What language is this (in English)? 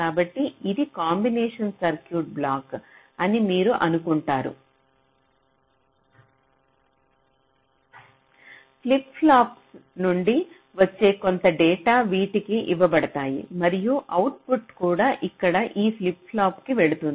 Telugu